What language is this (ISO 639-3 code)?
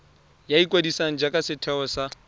tsn